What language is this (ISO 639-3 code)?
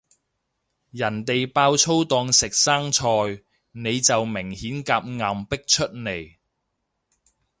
yue